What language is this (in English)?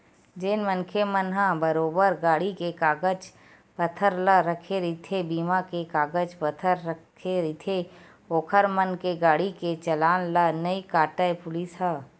Chhattisgarhi